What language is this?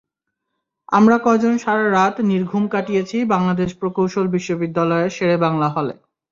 Bangla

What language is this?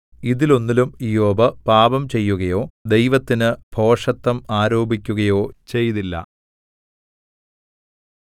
Malayalam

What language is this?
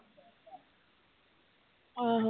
Punjabi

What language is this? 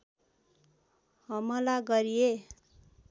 Nepali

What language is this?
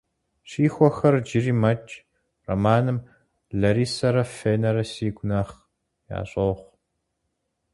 Kabardian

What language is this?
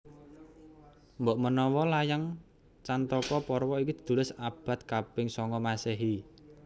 Javanese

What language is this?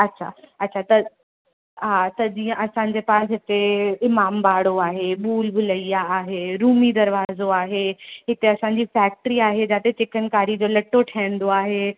Sindhi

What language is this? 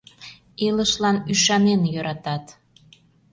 Mari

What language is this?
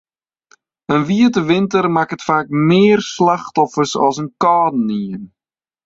Western Frisian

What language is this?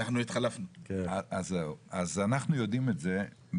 Hebrew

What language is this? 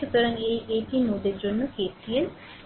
Bangla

